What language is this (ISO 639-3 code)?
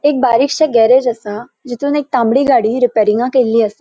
kok